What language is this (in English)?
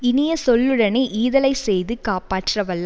Tamil